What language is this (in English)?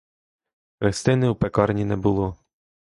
Ukrainian